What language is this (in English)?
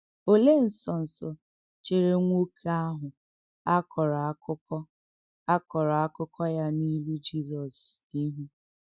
Igbo